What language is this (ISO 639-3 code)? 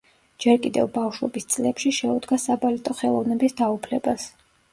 kat